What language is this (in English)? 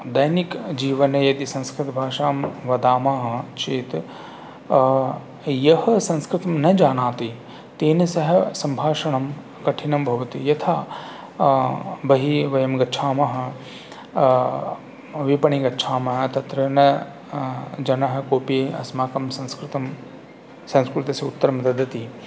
Sanskrit